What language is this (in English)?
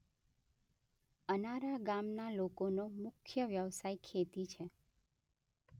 Gujarati